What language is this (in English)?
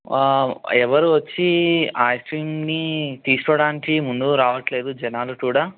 Telugu